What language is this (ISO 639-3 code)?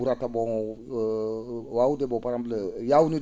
ful